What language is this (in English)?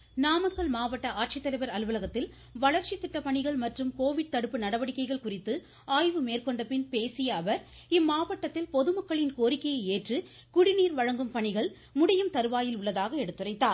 Tamil